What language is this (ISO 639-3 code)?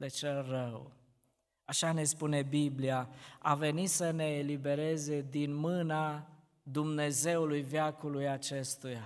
ron